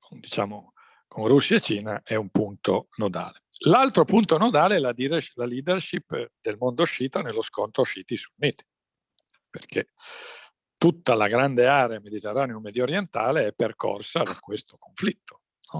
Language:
Italian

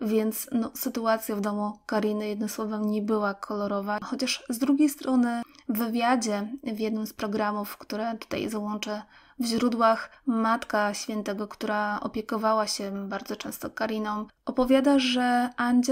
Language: Polish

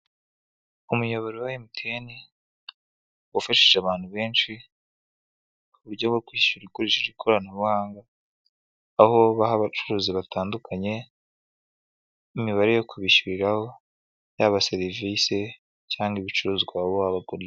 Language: Kinyarwanda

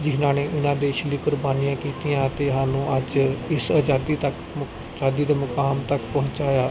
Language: Punjabi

